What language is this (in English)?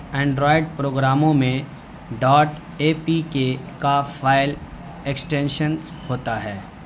Urdu